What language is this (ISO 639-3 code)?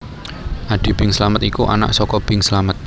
jav